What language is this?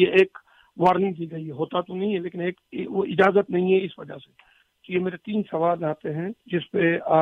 Urdu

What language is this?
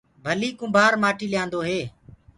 Gurgula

